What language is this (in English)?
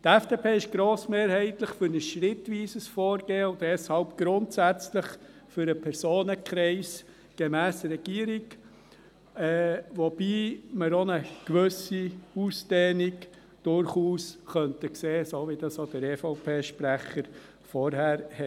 Swiss German